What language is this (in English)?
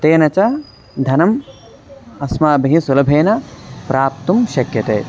Sanskrit